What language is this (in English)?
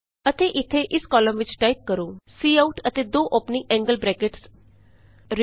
Punjabi